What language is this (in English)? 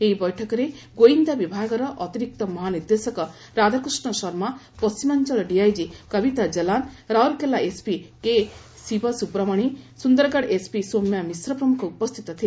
Odia